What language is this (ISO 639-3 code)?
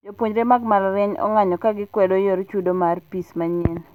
luo